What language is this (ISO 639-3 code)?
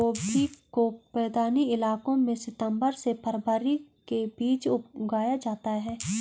hin